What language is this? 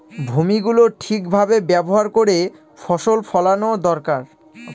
Bangla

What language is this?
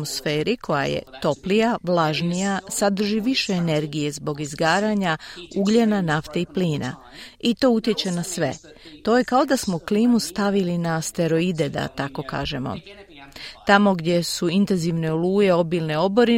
Croatian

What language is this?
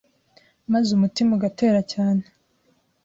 Kinyarwanda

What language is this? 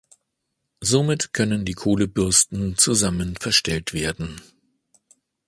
German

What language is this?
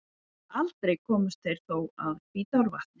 Icelandic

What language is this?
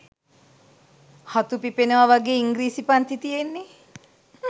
Sinhala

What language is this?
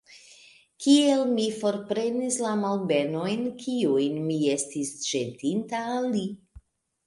Esperanto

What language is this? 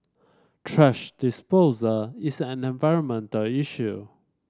English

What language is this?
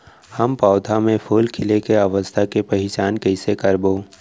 Chhattisgarhi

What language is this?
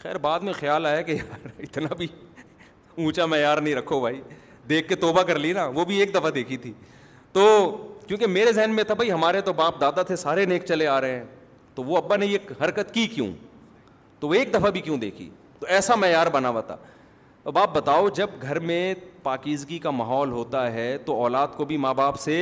Urdu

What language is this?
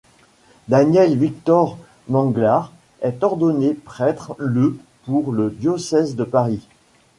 French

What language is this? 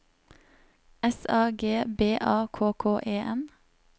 Norwegian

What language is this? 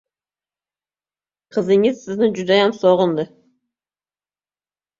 Uzbek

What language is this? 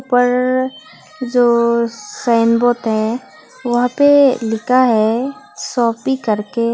Hindi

